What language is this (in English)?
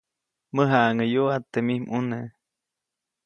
Copainalá Zoque